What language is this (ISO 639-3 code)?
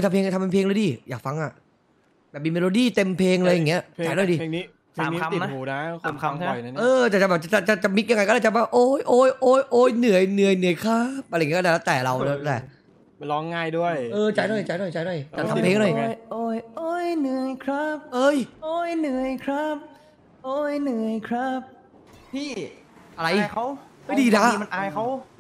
tha